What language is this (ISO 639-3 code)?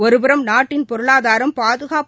tam